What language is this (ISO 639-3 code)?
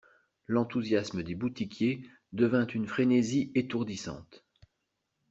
fra